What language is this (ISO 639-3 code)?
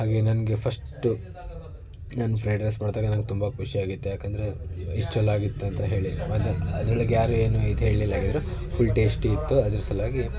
kan